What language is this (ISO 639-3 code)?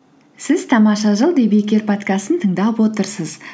kaz